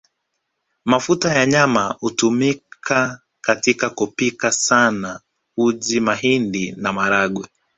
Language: Swahili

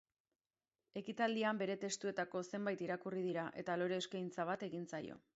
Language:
Basque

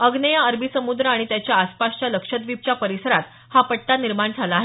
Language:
Marathi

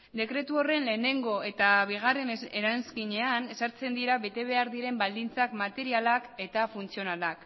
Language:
Basque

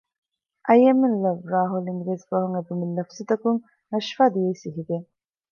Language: Divehi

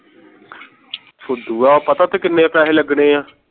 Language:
Punjabi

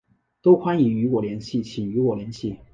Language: Chinese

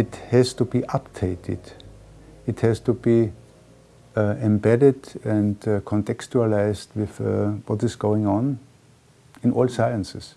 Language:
English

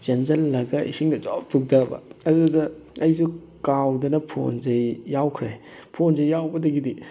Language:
Manipuri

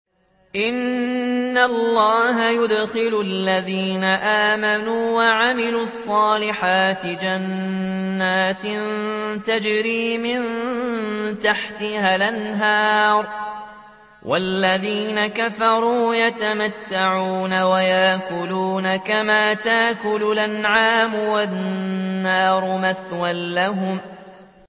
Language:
Arabic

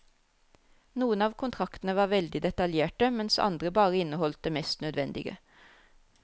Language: Norwegian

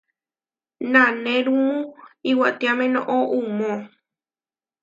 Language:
Huarijio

